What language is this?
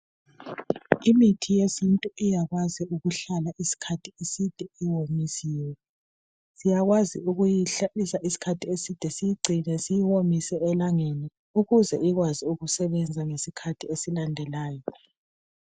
North Ndebele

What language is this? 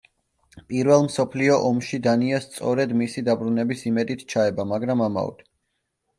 Georgian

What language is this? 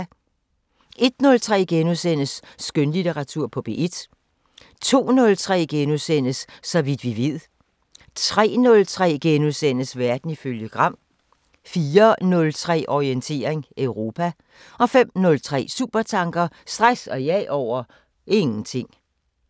Danish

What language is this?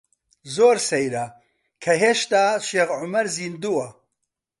Central Kurdish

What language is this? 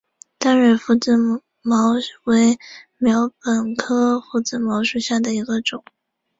Chinese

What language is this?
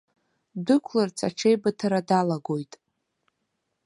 Abkhazian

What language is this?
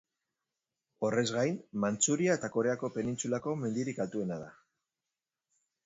Basque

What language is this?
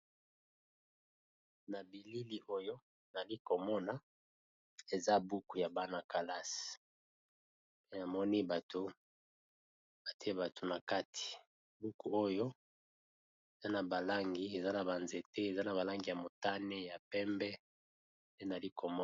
Lingala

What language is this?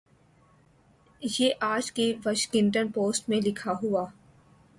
Urdu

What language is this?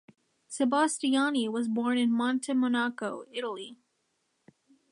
English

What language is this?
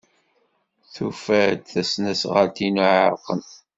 Kabyle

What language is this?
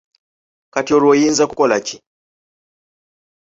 Ganda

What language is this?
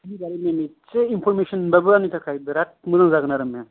Bodo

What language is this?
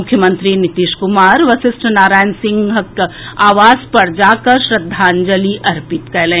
Maithili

